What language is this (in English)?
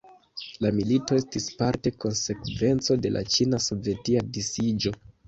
Esperanto